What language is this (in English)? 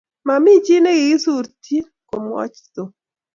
Kalenjin